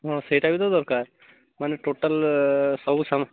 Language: Odia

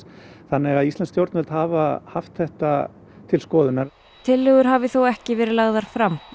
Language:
Icelandic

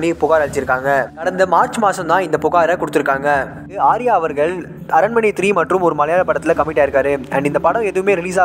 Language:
Tamil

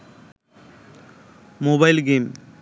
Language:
Bangla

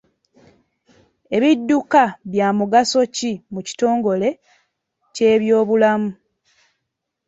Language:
Ganda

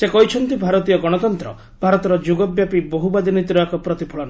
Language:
Odia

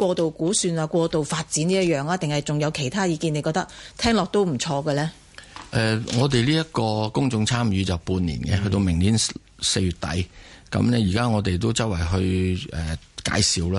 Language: Chinese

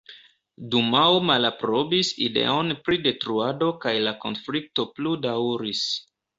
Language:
Esperanto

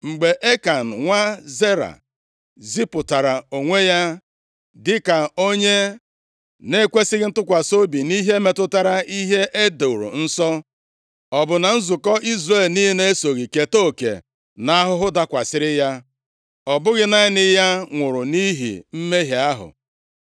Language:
Igbo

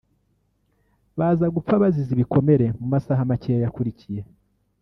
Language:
Kinyarwanda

